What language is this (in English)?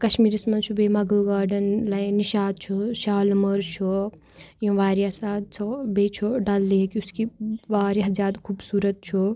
Kashmiri